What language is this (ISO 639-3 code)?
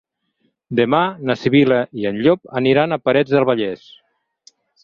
cat